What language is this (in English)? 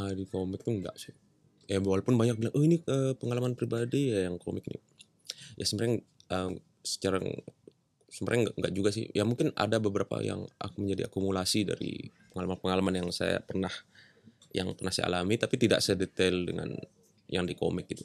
Indonesian